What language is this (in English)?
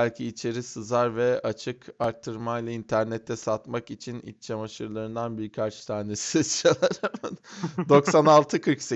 Turkish